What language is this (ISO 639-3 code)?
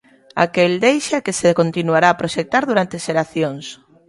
glg